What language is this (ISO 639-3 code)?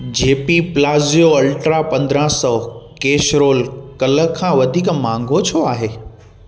snd